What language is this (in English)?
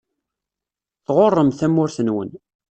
Kabyle